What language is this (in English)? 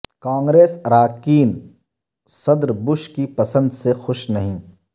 Urdu